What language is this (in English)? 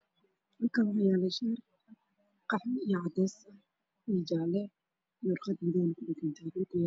Somali